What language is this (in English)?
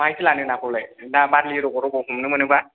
Bodo